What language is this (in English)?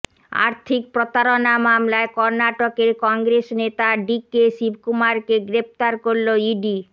Bangla